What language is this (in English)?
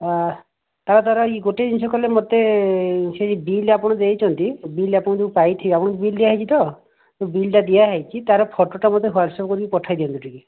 Odia